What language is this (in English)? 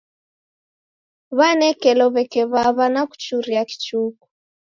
Taita